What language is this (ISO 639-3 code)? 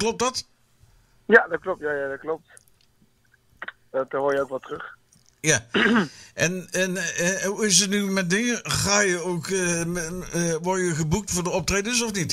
nld